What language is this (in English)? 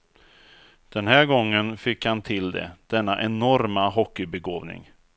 Swedish